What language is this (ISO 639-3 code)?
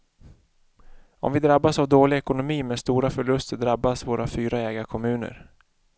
swe